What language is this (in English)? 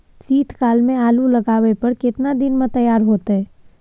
Maithili